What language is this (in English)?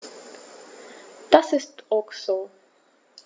German